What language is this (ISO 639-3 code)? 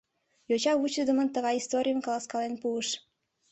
chm